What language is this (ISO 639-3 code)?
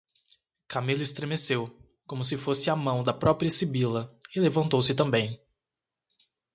por